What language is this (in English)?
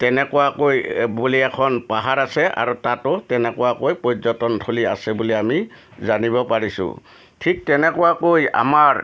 Assamese